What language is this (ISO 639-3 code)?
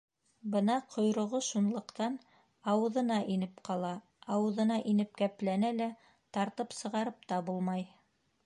bak